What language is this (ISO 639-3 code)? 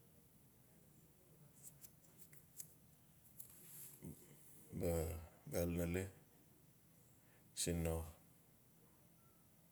ncf